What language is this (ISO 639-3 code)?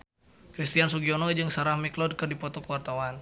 sun